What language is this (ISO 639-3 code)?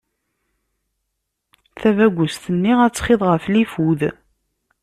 kab